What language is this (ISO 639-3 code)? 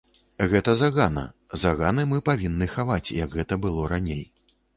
bel